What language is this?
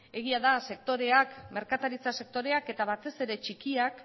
Basque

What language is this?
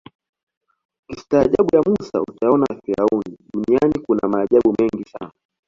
Swahili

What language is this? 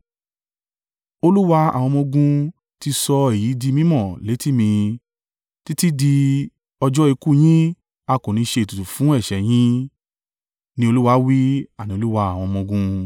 Yoruba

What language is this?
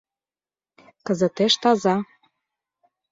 Mari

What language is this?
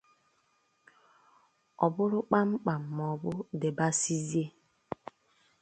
Igbo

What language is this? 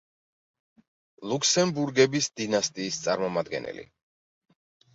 Georgian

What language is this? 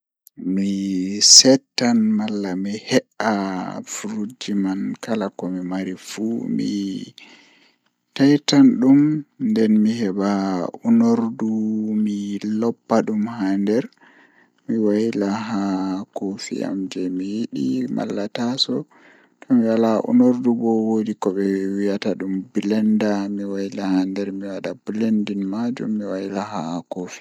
Fula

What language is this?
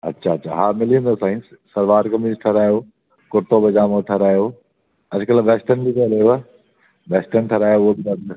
Sindhi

